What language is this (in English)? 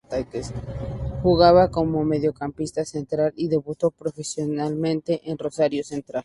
Spanish